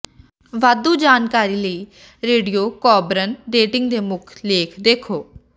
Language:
Punjabi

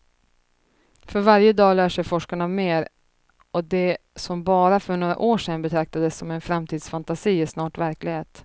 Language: Swedish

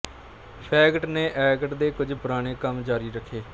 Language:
Punjabi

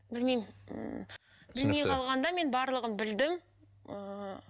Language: Kazakh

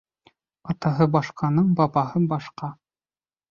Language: Bashkir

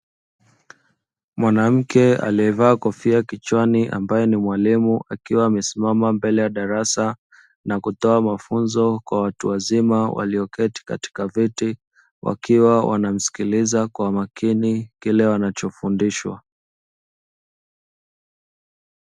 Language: Swahili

